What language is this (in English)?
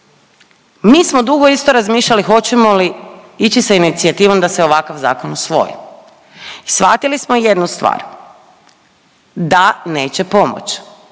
Croatian